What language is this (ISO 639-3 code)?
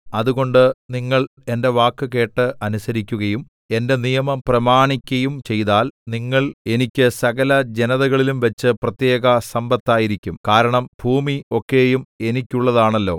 mal